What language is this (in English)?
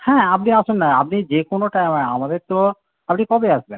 Bangla